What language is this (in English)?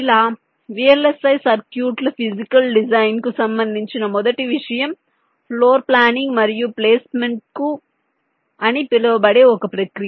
Telugu